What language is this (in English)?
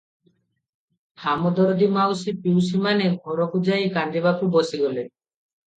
Odia